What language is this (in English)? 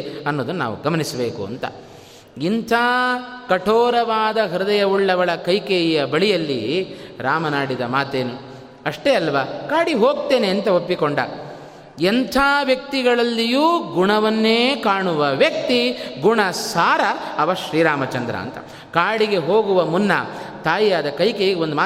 Kannada